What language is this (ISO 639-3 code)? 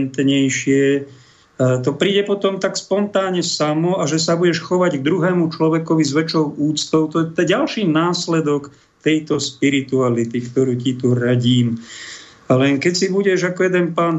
slk